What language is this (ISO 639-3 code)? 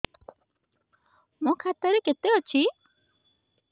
ori